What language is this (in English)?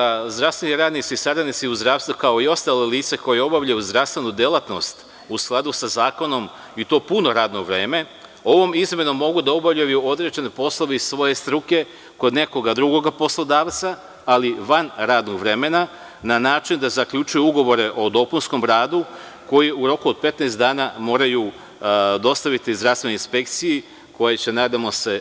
Serbian